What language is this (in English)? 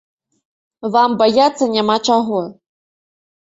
Belarusian